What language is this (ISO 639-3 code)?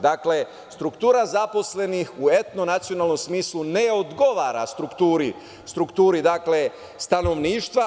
srp